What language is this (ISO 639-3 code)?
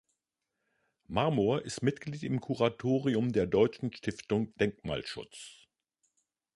deu